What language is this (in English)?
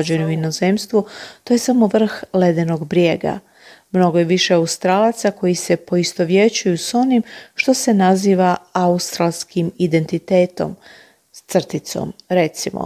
Croatian